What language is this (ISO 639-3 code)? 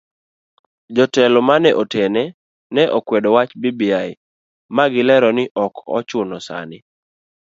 luo